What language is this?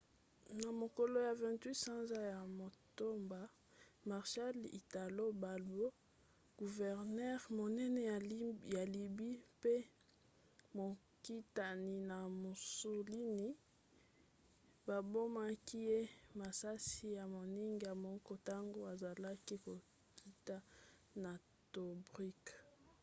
Lingala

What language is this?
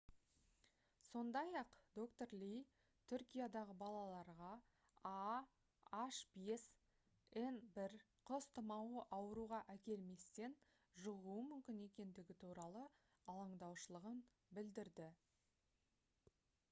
Kazakh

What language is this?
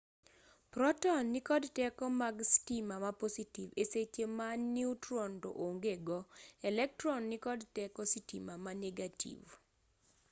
Luo (Kenya and Tanzania)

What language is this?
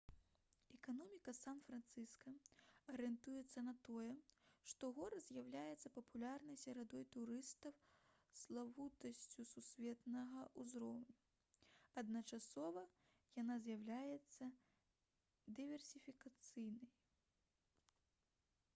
Belarusian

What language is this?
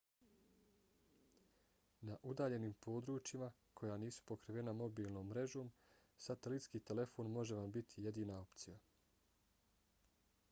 Bosnian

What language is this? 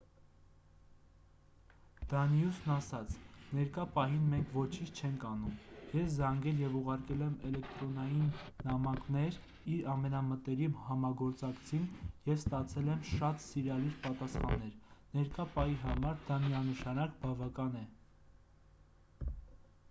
Armenian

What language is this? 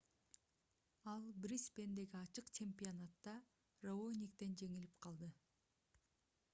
Kyrgyz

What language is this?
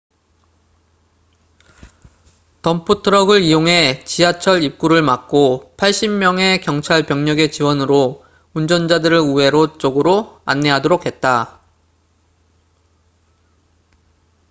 Korean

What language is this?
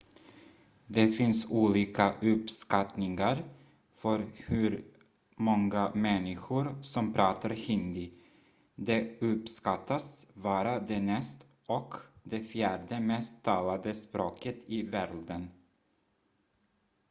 Swedish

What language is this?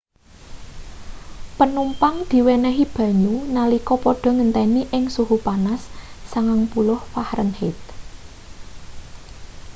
Javanese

